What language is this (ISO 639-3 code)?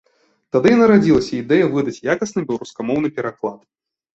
bel